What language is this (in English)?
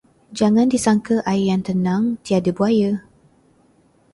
Malay